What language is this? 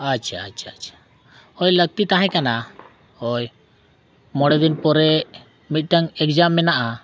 Santali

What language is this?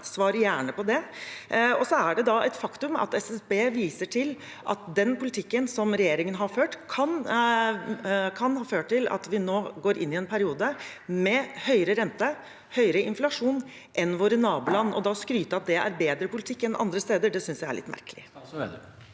Norwegian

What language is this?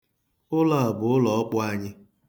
Igbo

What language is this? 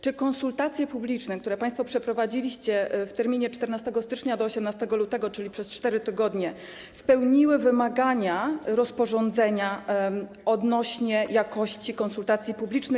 Polish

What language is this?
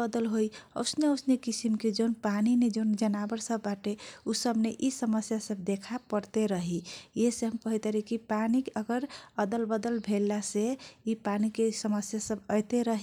Kochila Tharu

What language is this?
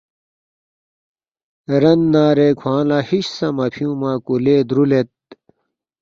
Balti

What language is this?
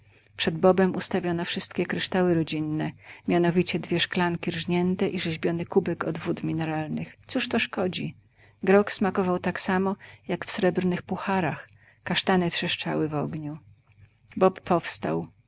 Polish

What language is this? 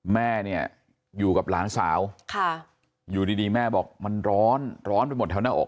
Thai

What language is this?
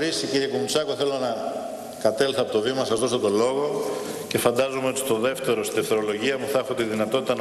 Greek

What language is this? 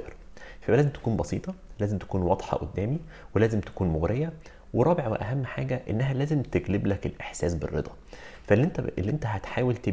Arabic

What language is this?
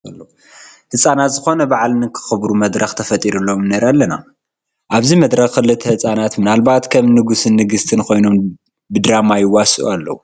Tigrinya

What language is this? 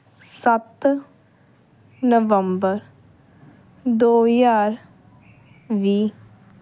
Punjabi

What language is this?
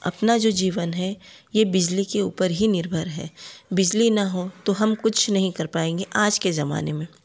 Hindi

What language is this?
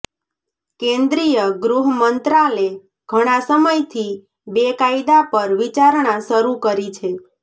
Gujarati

